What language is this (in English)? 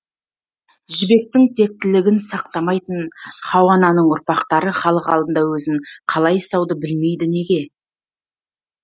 Kazakh